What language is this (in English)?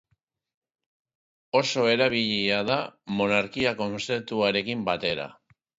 Basque